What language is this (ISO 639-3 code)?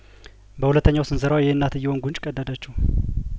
amh